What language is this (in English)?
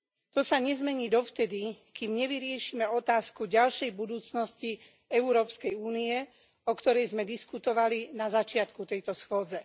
Slovak